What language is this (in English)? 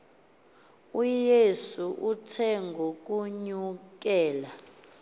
Xhosa